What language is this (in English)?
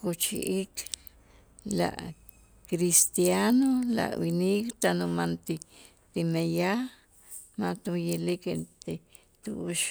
Itzá